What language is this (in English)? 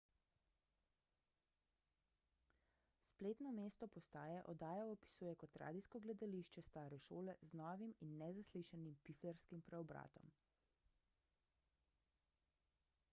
Slovenian